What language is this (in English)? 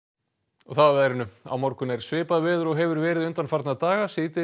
Icelandic